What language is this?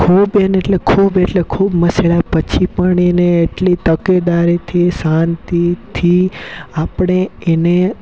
Gujarati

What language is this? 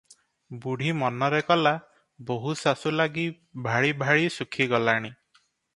Odia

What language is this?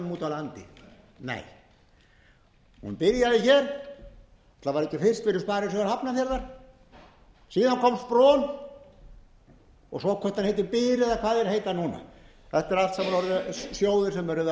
Icelandic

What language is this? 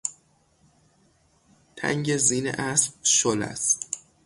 Persian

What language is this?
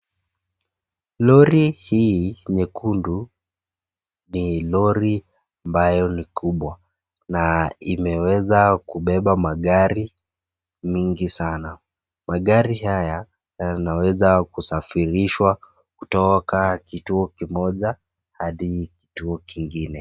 Swahili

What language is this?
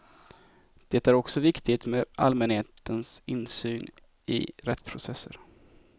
Swedish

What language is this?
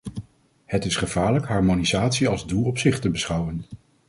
Dutch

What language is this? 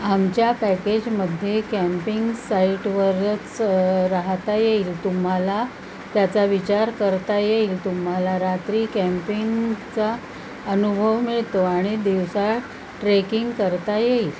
Marathi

